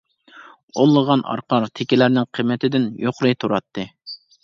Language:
Uyghur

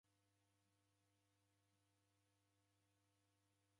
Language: Taita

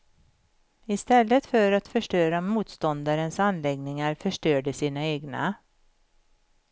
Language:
Swedish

